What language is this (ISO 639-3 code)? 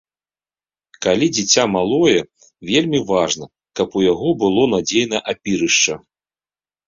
bel